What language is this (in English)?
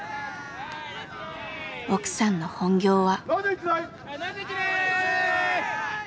Japanese